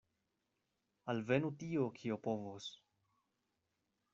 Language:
Esperanto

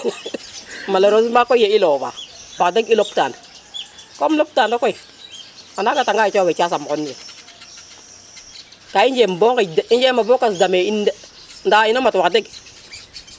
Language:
Serer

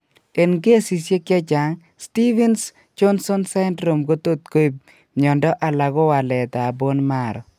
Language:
Kalenjin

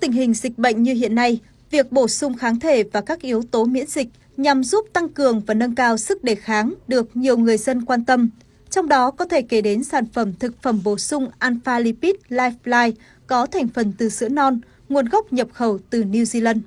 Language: Vietnamese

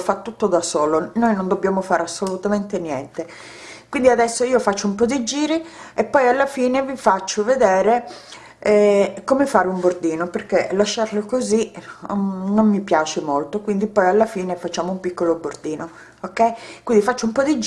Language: Italian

